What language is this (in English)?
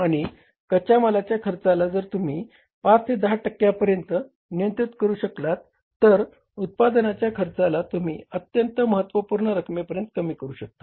Marathi